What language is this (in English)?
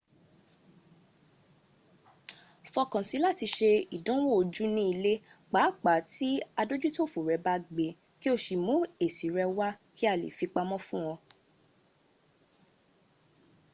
Yoruba